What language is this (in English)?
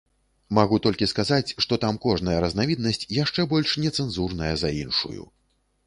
Belarusian